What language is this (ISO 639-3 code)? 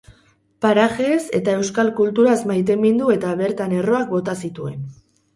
eus